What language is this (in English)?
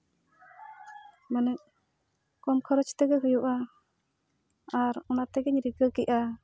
Santali